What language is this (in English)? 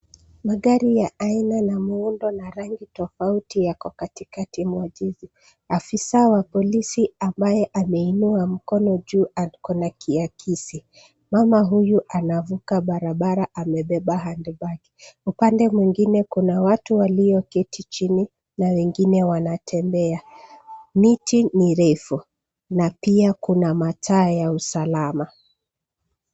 Swahili